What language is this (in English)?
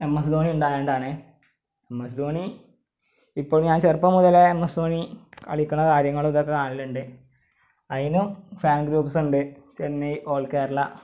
Malayalam